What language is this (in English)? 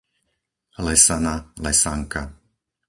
Slovak